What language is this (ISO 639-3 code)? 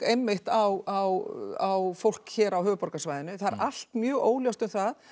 isl